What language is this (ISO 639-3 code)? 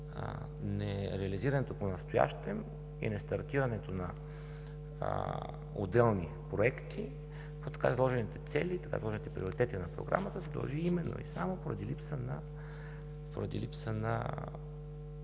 bul